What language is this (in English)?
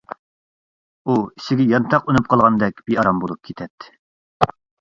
Uyghur